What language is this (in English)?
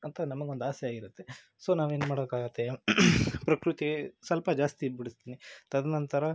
Kannada